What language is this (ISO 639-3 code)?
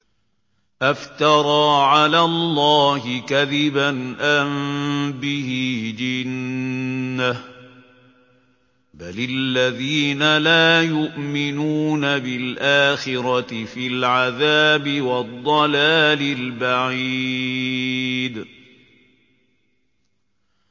ara